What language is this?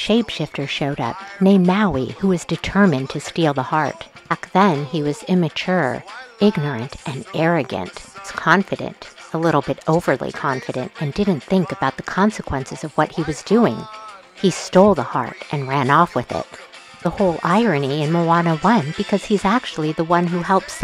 English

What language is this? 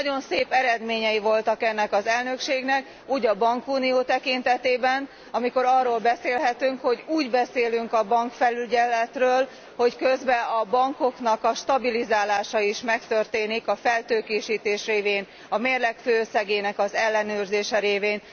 Hungarian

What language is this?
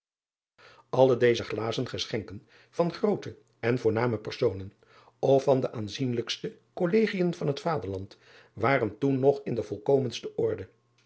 Dutch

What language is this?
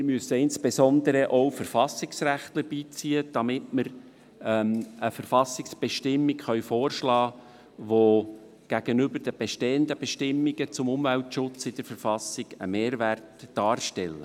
Swiss German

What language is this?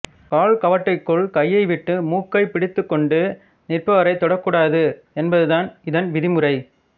Tamil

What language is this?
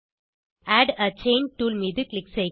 Tamil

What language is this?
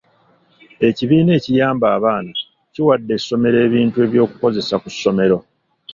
Ganda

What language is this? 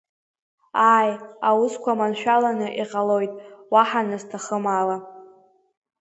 Abkhazian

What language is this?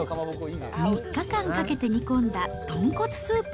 Japanese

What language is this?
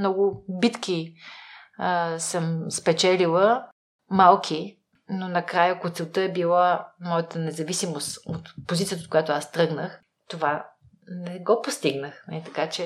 Bulgarian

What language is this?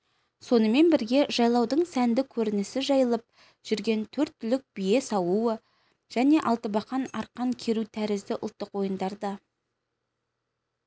Kazakh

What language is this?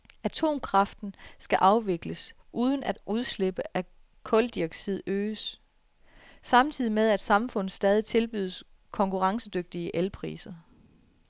Danish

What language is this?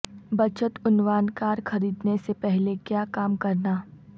Urdu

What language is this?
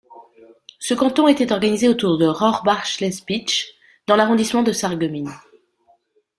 French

